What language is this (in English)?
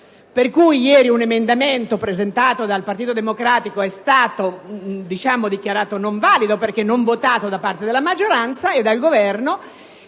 Italian